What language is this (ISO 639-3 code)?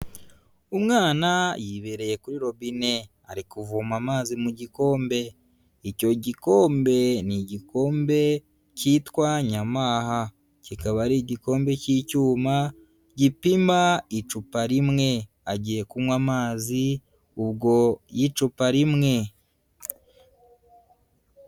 kin